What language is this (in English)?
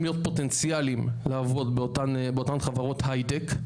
Hebrew